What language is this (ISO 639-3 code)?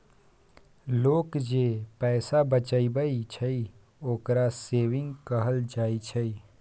mai